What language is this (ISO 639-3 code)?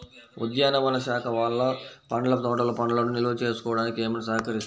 tel